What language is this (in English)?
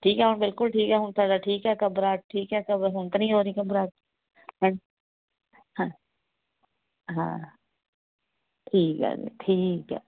Punjabi